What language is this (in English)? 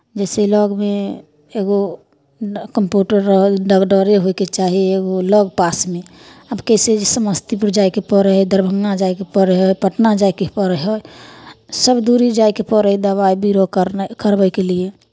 Maithili